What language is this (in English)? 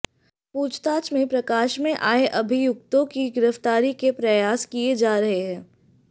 Hindi